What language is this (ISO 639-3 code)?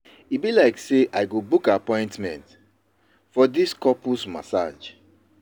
pcm